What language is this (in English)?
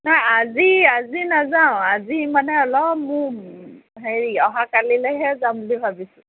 Assamese